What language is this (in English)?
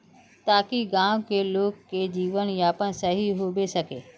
Magahi